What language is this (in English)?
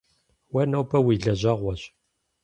Kabardian